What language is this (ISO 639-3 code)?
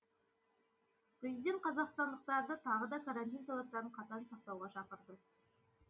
kaz